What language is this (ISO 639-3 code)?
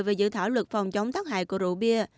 vie